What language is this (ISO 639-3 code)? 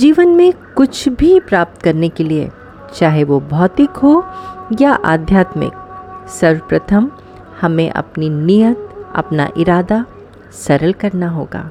hin